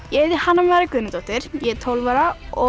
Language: Icelandic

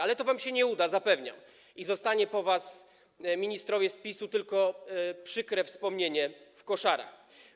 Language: Polish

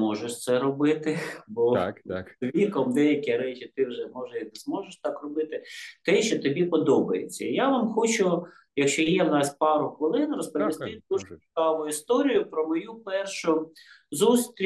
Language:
Ukrainian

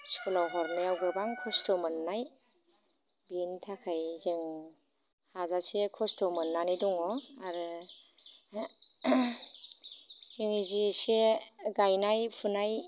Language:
Bodo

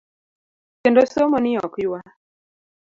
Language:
Luo (Kenya and Tanzania)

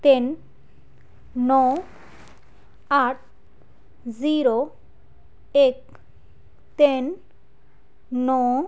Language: Punjabi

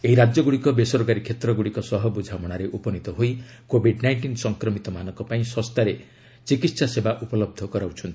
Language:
Odia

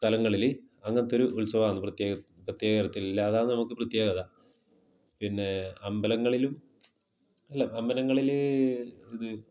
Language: Malayalam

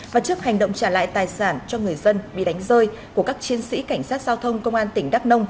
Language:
Vietnamese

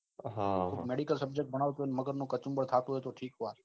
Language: Gujarati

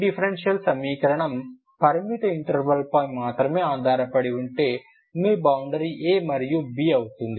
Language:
Telugu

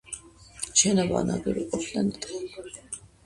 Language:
Georgian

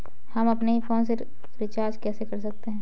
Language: Hindi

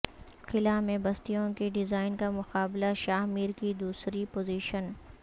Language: Urdu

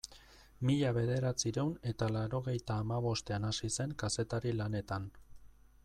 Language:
Basque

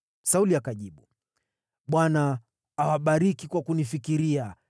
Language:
Swahili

